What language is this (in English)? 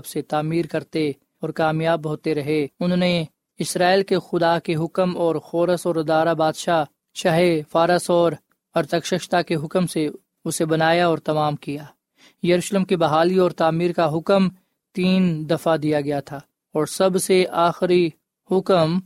Urdu